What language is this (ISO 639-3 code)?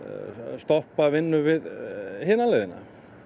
isl